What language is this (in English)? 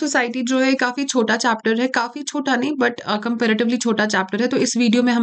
Hindi